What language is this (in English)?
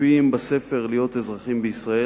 Hebrew